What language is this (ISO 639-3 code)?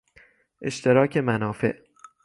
fas